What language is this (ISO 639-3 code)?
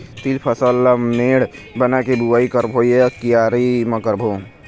hne